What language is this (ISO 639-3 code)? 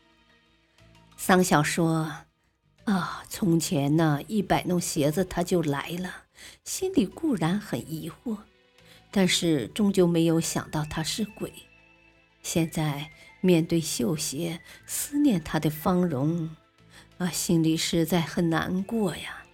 zho